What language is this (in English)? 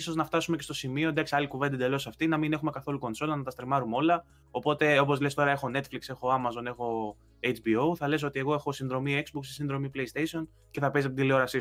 Greek